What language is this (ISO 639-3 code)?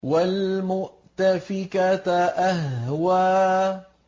ara